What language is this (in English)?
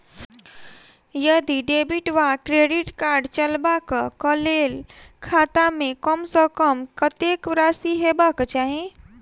Maithili